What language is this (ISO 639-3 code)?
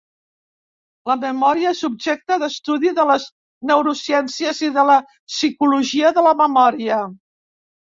cat